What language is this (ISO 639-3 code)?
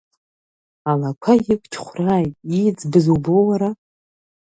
abk